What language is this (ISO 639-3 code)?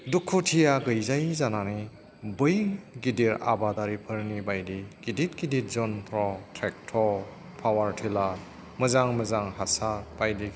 brx